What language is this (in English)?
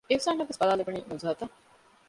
Divehi